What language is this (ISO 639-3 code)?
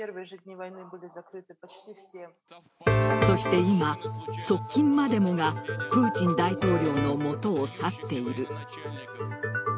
jpn